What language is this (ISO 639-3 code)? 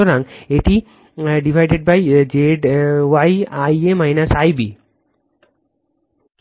ben